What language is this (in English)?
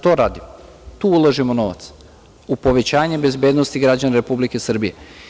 Serbian